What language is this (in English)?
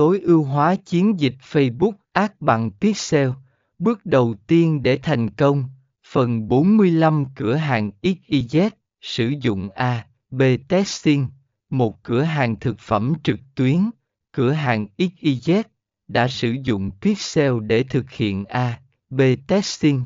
Vietnamese